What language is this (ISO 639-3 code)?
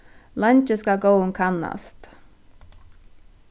fao